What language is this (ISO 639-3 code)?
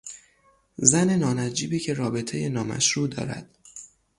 fas